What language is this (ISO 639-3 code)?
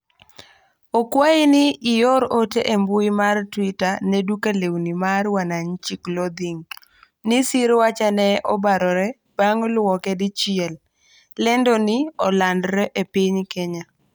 luo